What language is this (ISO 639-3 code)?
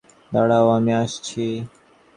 ben